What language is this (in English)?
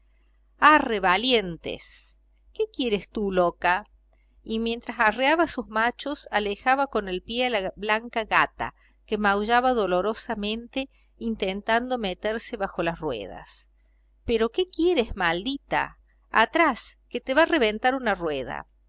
Spanish